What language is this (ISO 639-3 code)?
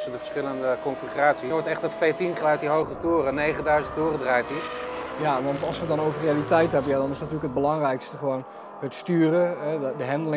nld